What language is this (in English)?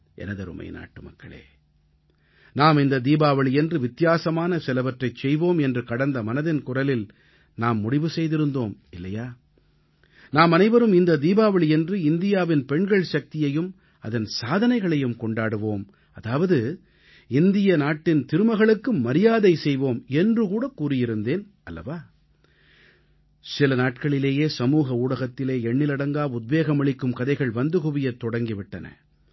Tamil